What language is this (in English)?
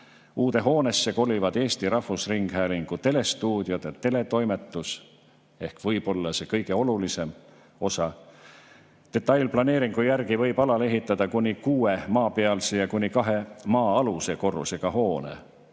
Estonian